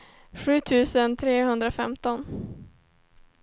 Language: Swedish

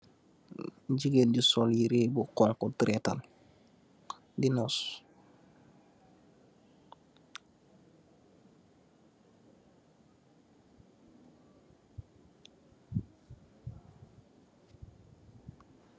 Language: Wolof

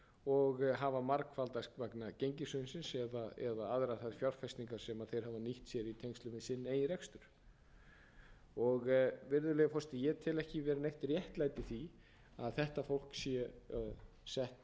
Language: Icelandic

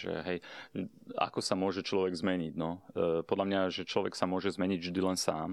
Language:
Slovak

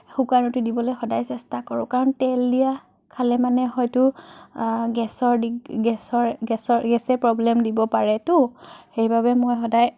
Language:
Assamese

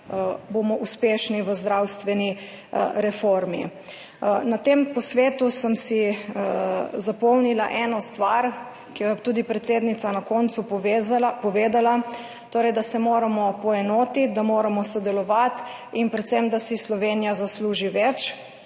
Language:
Slovenian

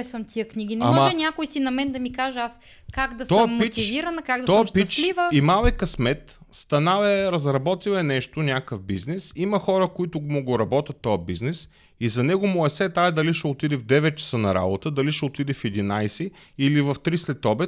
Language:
Bulgarian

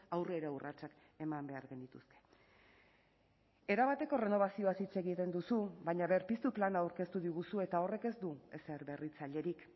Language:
Basque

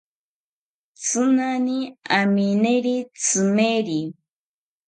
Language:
South Ucayali Ashéninka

